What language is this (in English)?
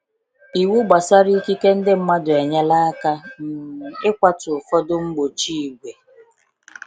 Igbo